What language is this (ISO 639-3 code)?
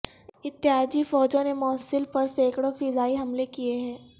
urd